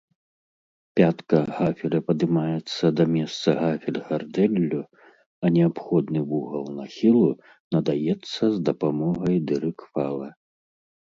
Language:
Belarusian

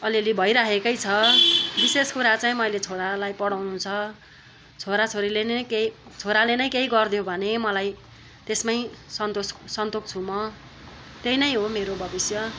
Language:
Nepali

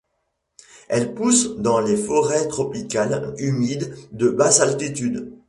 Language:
French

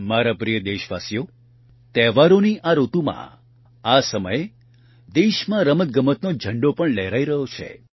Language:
Gujarati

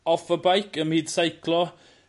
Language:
Welsh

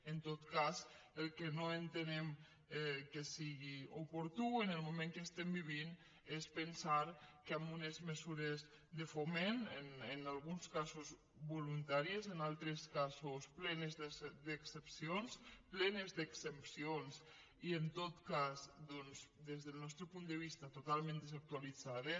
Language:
Catalan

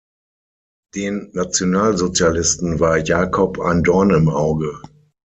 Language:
German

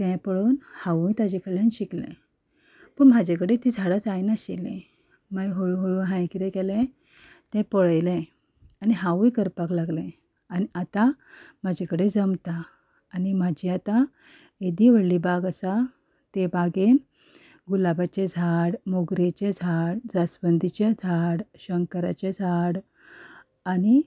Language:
Konkani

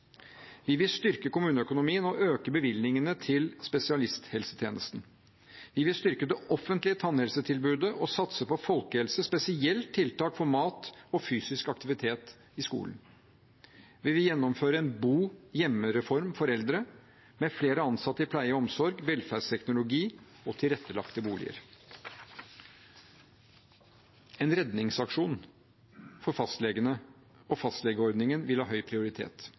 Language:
Norwegian Bokmål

